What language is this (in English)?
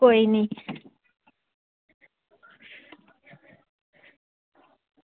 Dogri